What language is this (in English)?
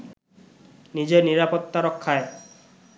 Bangla